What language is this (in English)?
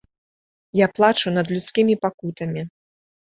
Belarusian